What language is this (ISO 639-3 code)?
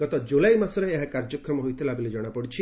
ori